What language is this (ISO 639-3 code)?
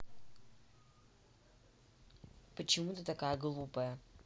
rus